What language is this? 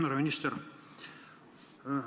Estonian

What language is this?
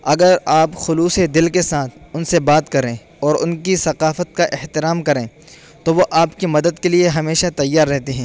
Urdu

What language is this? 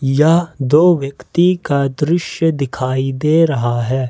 Hindi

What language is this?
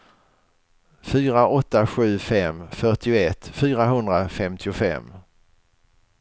Swedish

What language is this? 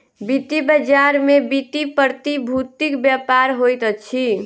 Maithili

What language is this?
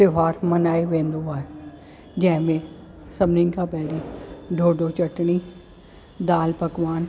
Sindhi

